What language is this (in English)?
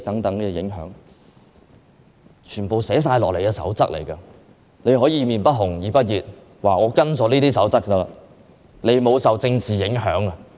Cantonese